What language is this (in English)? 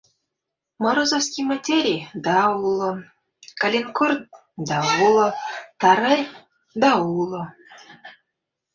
Mari